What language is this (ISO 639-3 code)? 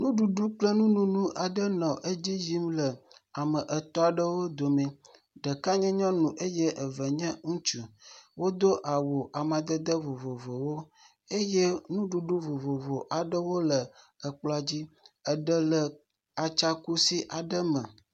ewe